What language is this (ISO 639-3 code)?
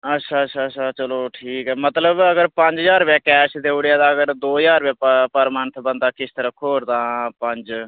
doi